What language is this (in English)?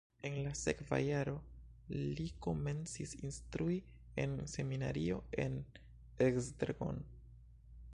Esperanto